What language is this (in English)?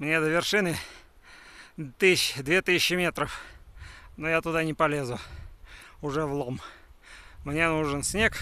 Russian